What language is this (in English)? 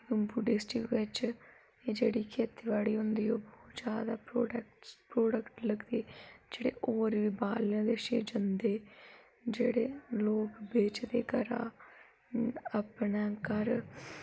Dogri